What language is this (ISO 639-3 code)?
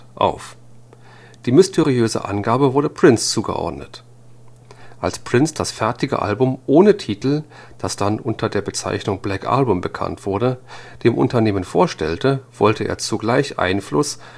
deu